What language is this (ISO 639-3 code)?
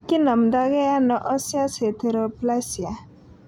kln